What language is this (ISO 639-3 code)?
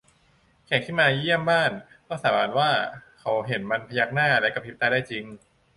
tha